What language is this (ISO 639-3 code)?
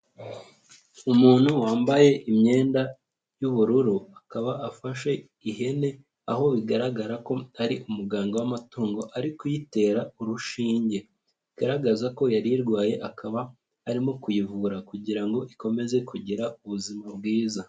kin